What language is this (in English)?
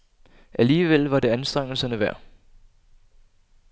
Danish